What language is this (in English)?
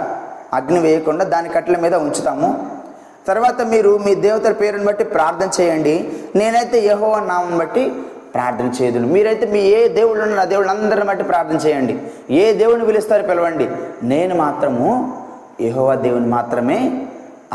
Telugu